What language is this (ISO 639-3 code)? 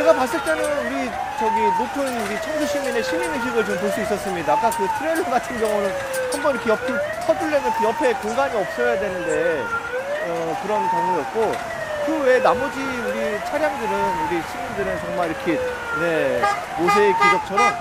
kor